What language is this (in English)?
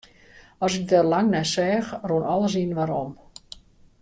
Western Frisian